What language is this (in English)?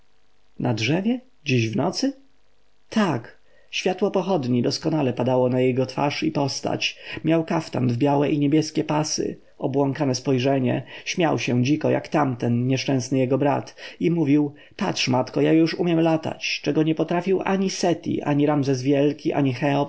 Polish